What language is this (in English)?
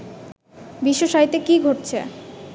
Bangla